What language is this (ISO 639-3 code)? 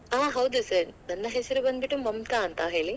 kan